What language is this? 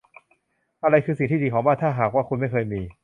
Thai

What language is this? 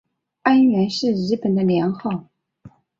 Chinese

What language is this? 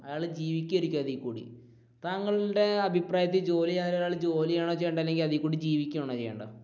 Malayalam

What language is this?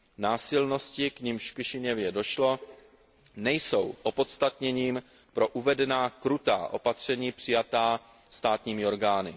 Czech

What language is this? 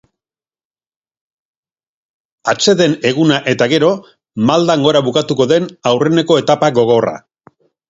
Basque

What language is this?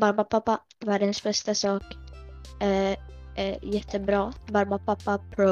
Swedish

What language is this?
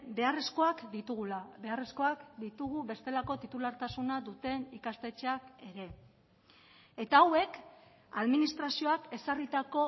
Basque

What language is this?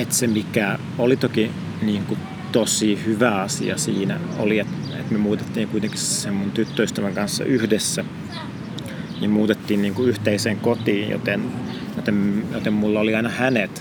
Finnish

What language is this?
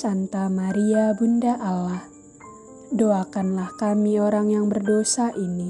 Indonesian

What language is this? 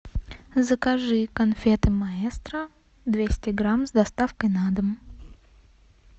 Russian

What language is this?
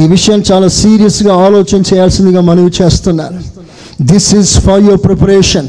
Telugu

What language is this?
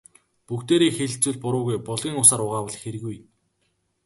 Mongolian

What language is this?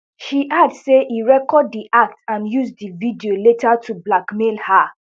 Nigerian Pidgin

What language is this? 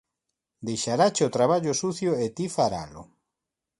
Galician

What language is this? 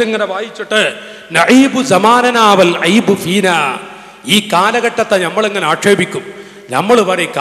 Arabic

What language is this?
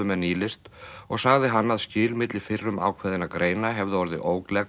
Icelandic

